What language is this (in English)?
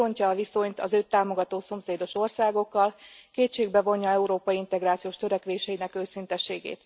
Hungarian